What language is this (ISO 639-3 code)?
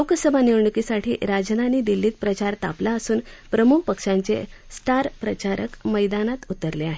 mar